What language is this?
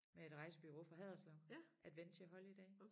Danish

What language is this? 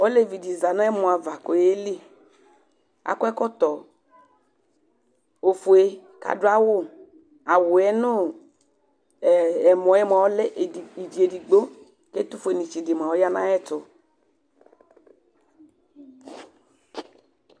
Ikposo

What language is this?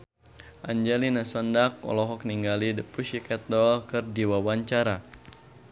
Sundanese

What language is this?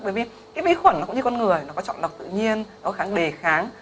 Vietnamese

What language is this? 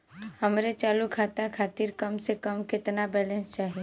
Bhojpuri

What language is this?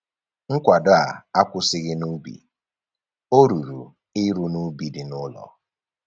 Igbo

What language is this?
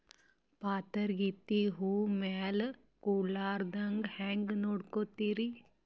Kannada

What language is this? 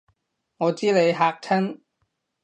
Cantonese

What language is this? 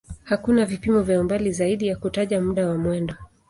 Swahili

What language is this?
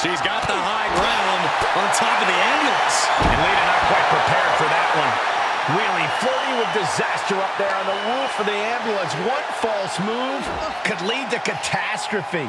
English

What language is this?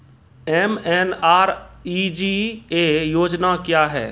Maithili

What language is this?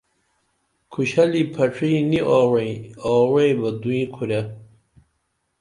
Dameli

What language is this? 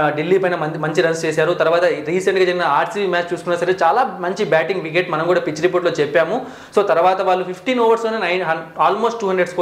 Telugu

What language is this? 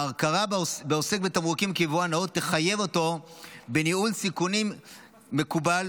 Hebrew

